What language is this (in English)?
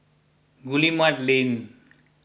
English